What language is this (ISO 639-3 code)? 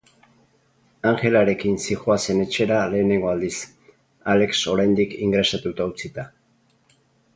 eus